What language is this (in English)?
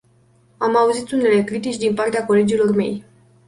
Romanian